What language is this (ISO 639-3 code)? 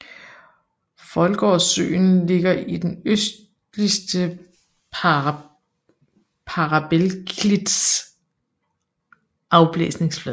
dan